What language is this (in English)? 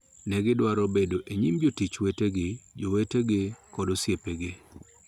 Luo (Kenya and Tanzania)